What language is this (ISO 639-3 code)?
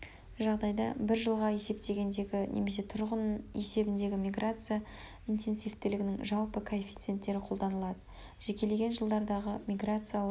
kaz